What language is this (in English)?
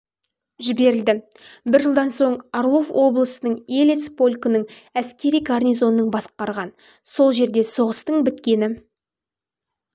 Kazakh